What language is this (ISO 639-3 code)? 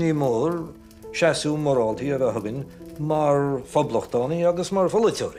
nld